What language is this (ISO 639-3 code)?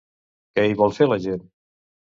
cat